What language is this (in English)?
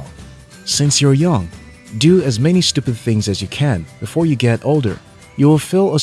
English